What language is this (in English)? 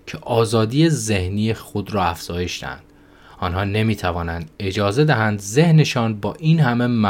Persian